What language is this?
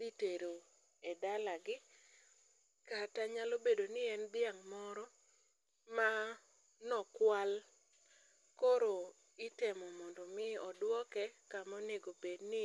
Luo (Kenya and Tanzania)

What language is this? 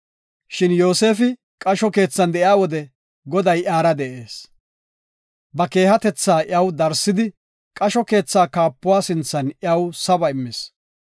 Gofa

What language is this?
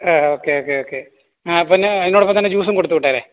Malayalam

